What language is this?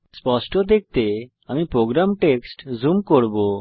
Bangla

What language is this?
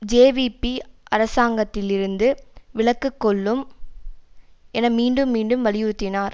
Tamil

